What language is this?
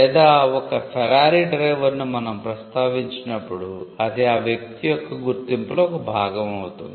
Telugu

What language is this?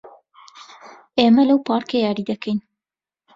Central Kurdish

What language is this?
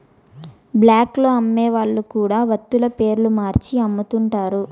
Telugu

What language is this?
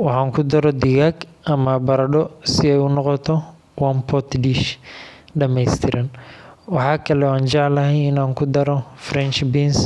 Somali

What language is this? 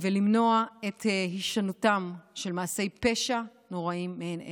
Hebrew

